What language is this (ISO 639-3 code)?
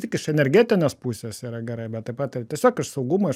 lit